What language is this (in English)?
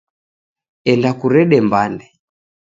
Taita